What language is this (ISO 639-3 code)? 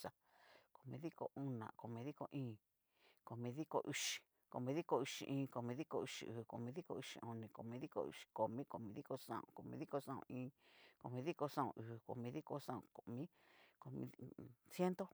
miu